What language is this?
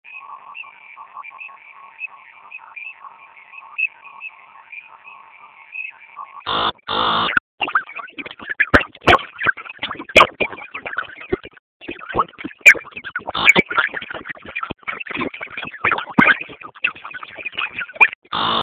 Basque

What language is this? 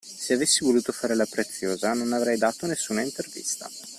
Italian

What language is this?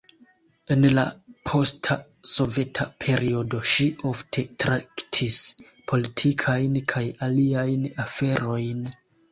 Esperanto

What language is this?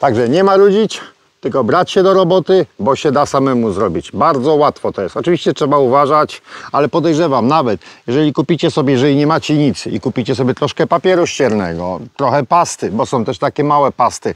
Polish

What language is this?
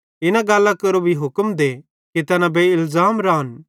Bhadrawahi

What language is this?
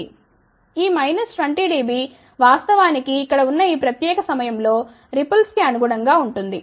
Telugu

